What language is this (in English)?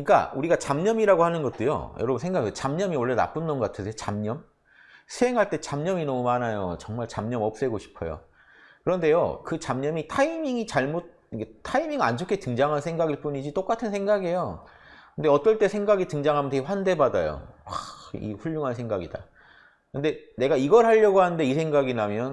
Korean